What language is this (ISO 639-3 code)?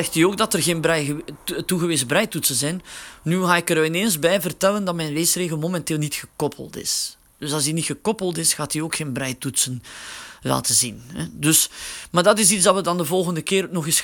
nld